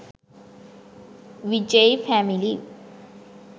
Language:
Sinhala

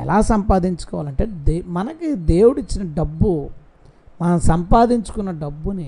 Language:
Telugu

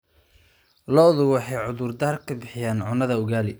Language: Somali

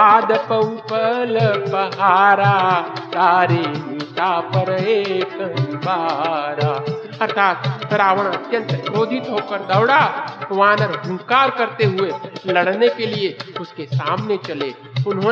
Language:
Hindi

